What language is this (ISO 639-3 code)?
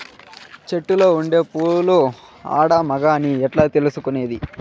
tel